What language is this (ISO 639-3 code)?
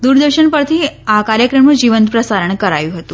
guj